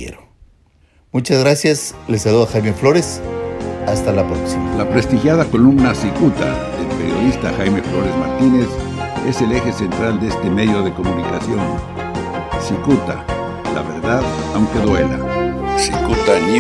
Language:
Spanish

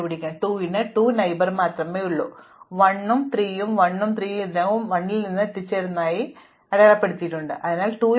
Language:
Malayalam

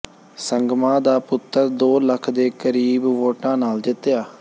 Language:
Punjabi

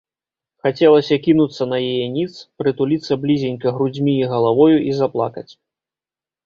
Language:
Belarusian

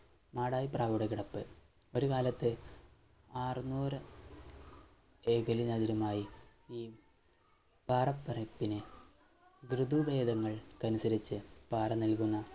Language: Malayalam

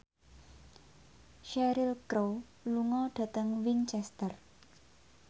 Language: Javanese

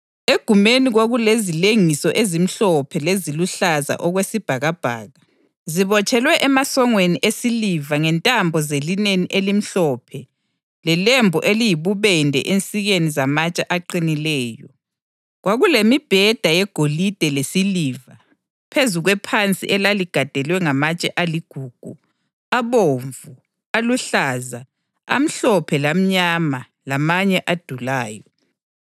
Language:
North Ndebele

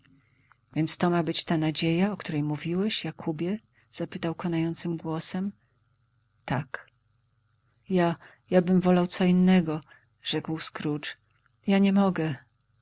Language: Polish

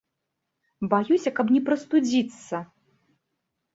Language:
Belarusian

